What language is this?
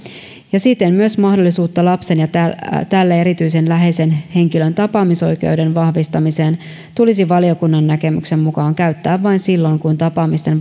Finnish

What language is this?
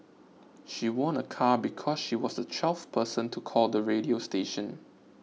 English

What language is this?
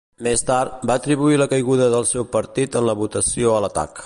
Catalan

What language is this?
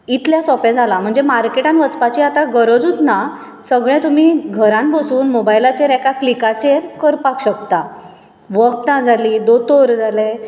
Konkani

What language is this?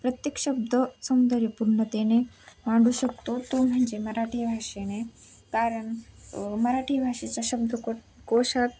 Marathi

